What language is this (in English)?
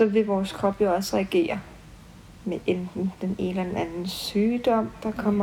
Danish